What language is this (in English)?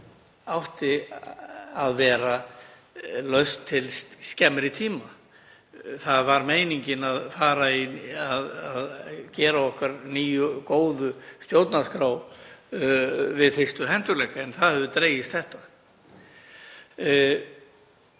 Icelandic